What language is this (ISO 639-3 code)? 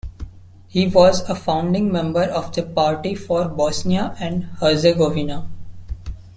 eng